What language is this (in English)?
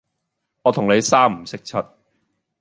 Cantonese